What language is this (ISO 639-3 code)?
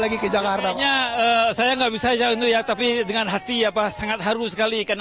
ind